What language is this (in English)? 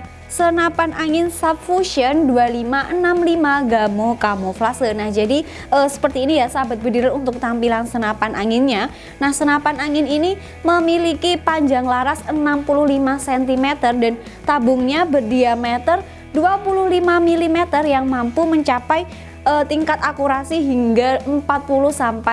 Indonesian